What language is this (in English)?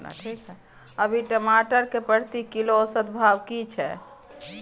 Maithili